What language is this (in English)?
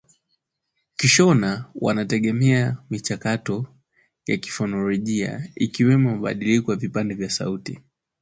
Swahili